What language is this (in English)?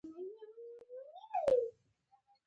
Pashto